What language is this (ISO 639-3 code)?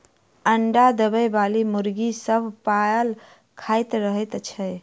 mai